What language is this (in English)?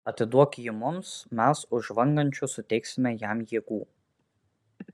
Lithuanian